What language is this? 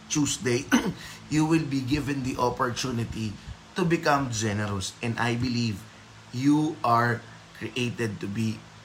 Filipino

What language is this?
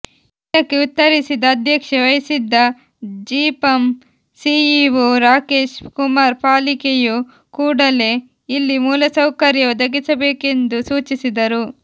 Kannada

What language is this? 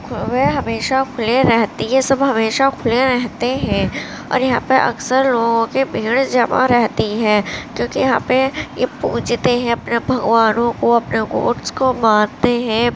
Urdu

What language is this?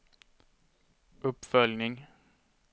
Swedish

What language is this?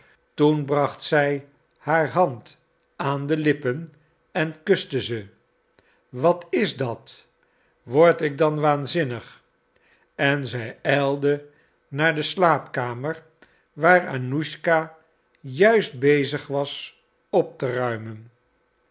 Dutch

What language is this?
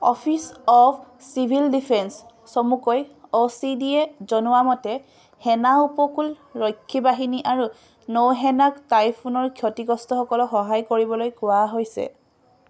Assamese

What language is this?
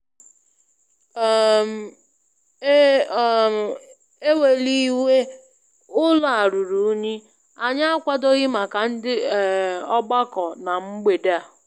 Igbo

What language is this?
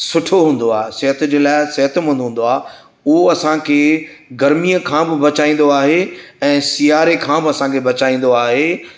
Sindhi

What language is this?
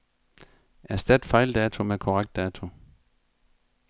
Danish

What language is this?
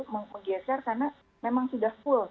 Indonesian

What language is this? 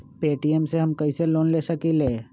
Magahi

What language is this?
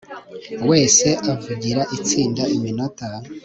Kinyarwanda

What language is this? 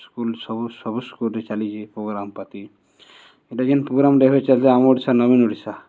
Odia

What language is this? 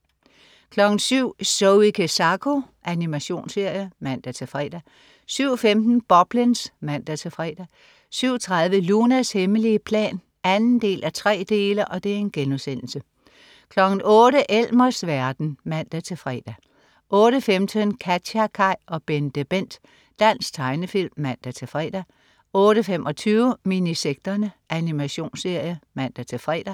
Danish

